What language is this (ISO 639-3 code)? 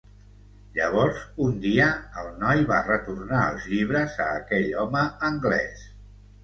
cat